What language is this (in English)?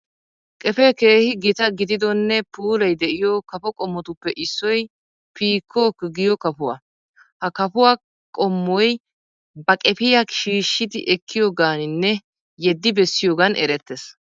Wolaytta